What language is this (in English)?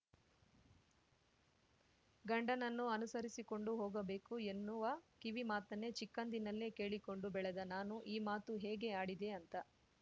Kannada